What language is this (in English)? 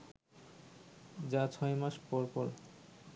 Bangla